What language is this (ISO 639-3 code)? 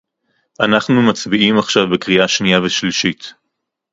heb